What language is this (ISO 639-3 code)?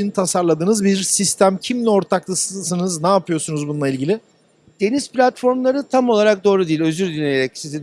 tur